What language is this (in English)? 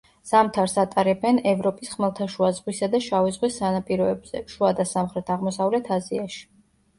Georgian